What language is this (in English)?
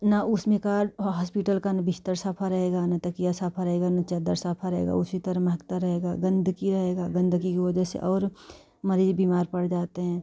Hindi